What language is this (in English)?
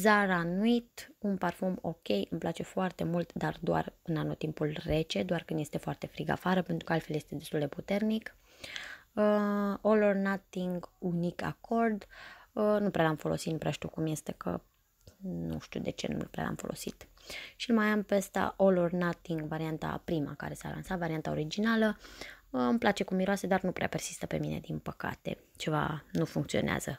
Romanian